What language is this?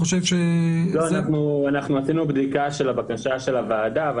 Hebrew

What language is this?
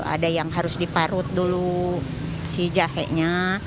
Indonesian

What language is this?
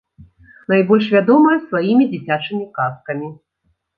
Belarusian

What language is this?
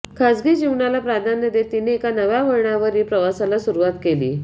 Marathi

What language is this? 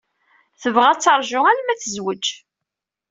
Kabyle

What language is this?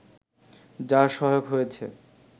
Bangla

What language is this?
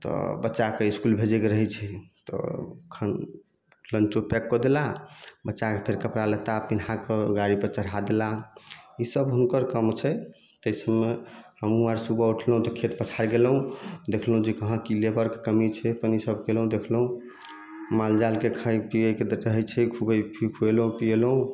Maithili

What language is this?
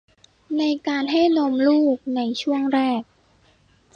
Thai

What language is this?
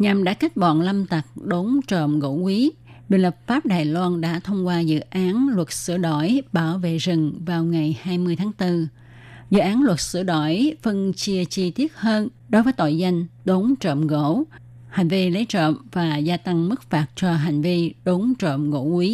Vietnamese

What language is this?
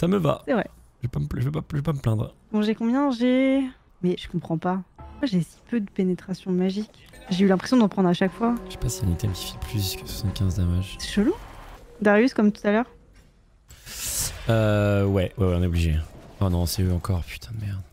French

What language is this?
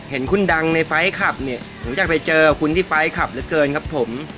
Thai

